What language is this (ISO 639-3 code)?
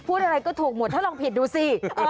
tha